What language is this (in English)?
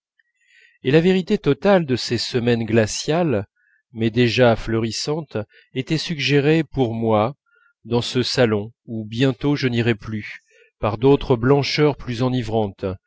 French